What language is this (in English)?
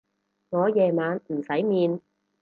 Cantonese